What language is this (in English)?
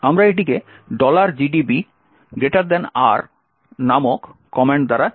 Bangla